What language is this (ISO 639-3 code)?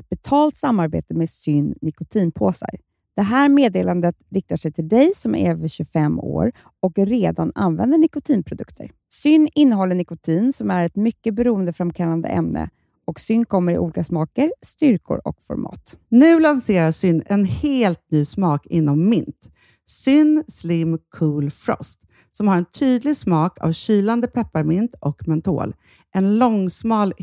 swe